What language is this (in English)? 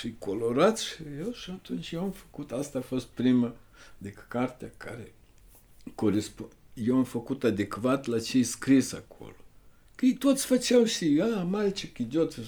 Romanian